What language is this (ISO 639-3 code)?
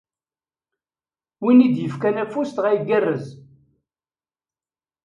kab